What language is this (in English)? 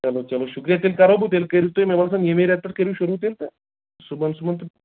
Kashmiri